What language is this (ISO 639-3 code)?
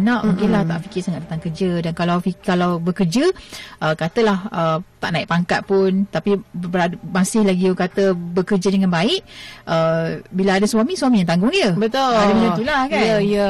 msa